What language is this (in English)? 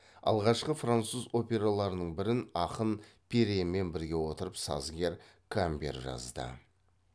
Kazakh